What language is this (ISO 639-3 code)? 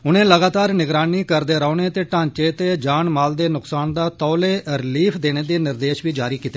doi